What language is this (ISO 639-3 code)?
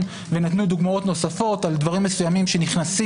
heb